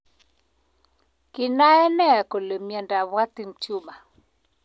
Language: Kalenjin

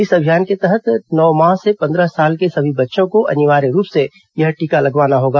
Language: Hindi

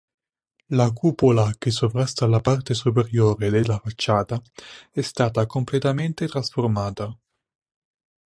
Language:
Italian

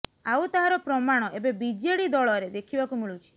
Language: Odia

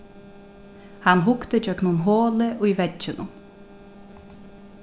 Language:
Faroese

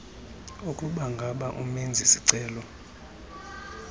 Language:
Xhosa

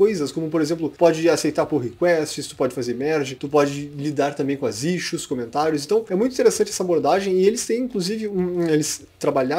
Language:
Portuguese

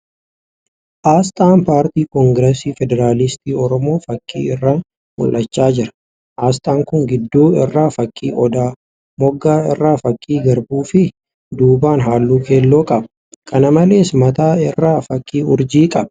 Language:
Oromo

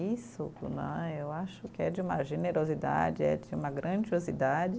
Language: Portuguese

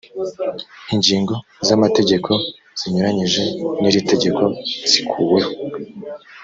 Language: Kinyarwanda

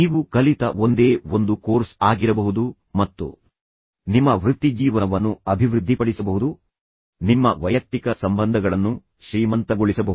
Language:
Kannada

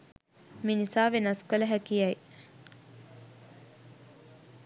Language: Sinhala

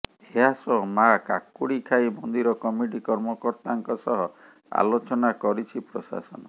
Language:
Odia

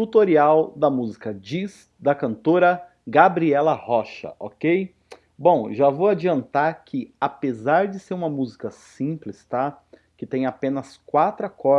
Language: Portuguese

